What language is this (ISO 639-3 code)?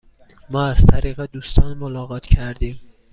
fas